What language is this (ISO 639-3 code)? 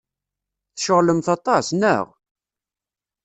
kab